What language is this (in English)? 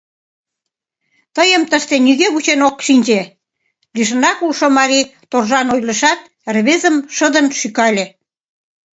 Mari